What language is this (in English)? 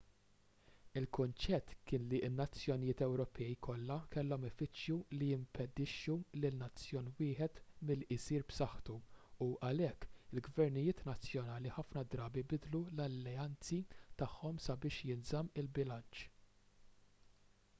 Maltese